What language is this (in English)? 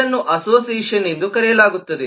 Kannada